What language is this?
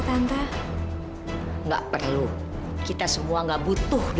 Indonesian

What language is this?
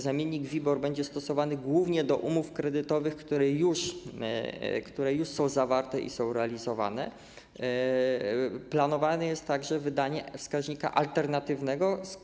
Polish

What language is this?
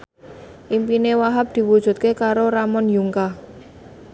Javanese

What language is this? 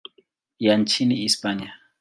Swahili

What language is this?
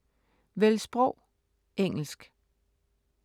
Danish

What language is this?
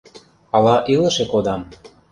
Mari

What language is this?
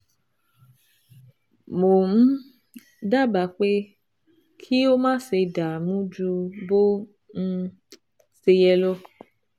Yoruba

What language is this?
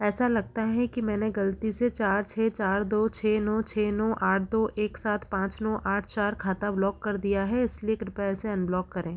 Hindi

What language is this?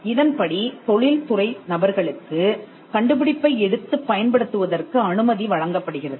Tamil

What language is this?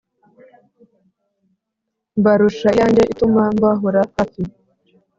Kinyarwanda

